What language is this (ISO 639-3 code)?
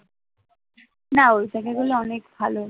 ben